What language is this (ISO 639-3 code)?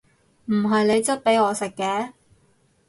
yue